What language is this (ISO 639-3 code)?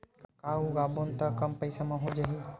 hne